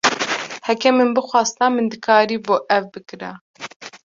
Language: Kurdish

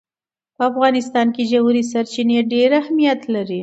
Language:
Pashto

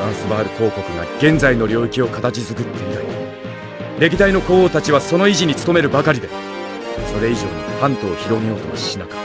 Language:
Japanese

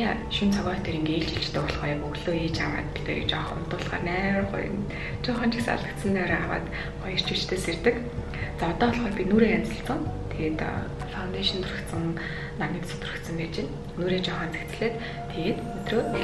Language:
Russian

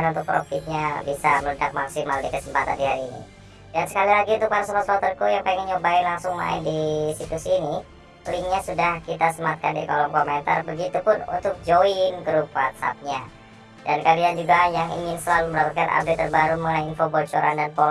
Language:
Indonesian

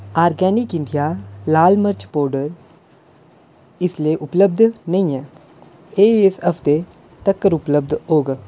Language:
Dogri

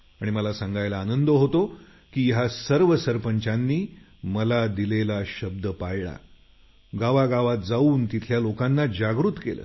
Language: Marathi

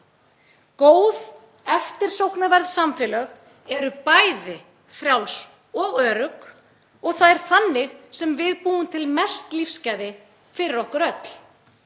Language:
Icelandic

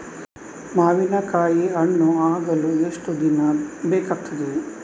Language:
Kannada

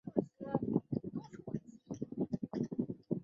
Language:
Chinese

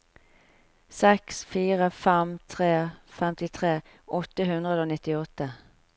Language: Norwegian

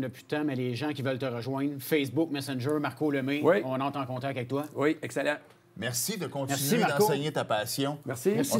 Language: French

